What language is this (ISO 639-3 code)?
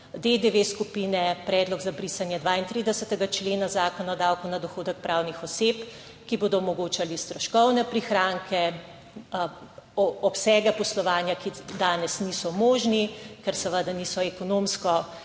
slv